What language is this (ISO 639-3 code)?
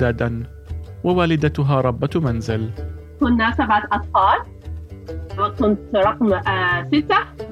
ara